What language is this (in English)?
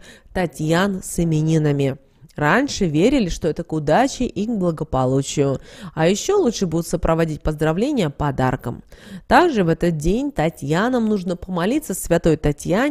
Russian